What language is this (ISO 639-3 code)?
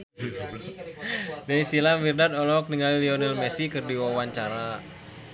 sun